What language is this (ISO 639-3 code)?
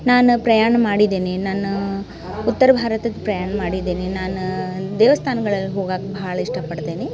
kan